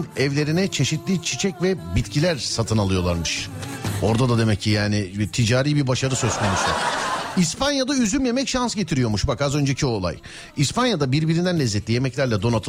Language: Turkish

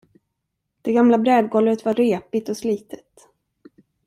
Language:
Swedish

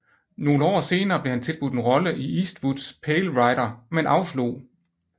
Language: Danish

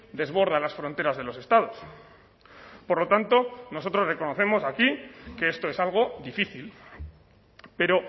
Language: Spanish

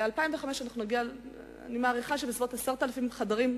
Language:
Hebrew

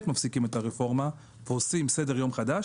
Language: Hebrew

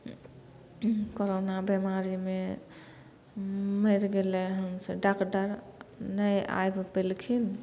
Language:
Maithili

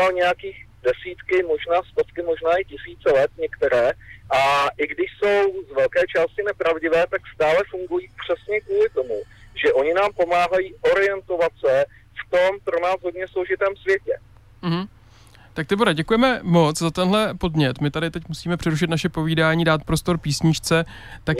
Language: Czech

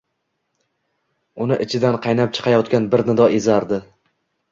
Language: Uzbek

